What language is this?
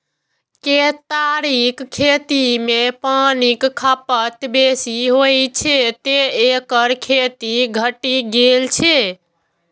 Maithili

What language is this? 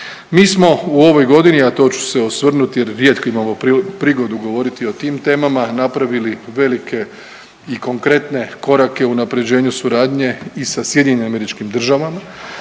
Croatian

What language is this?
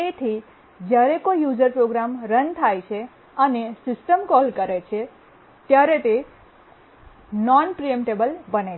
Gujarati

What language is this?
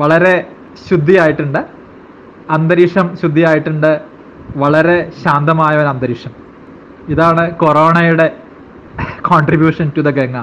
Malayalam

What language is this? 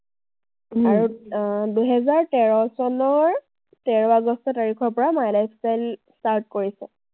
Assamese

